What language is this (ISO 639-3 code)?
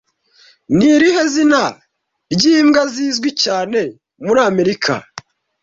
kin